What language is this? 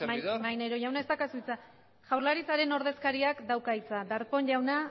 Basque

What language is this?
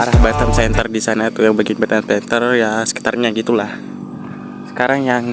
Indonesian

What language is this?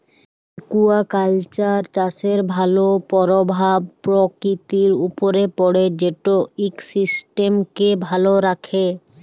Bangla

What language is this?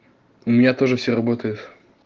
Russian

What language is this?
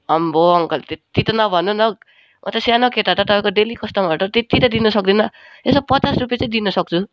Nepali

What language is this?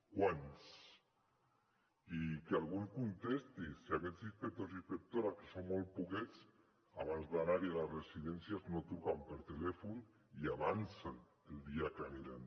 Catalan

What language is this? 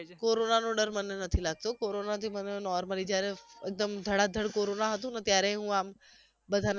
Gujarati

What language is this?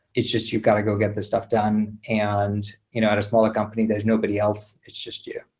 English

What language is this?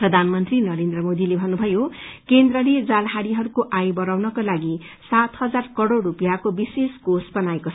Nepali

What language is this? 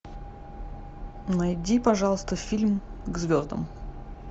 Russian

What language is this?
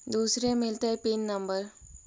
Magahi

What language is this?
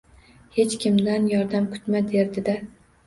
Uzbek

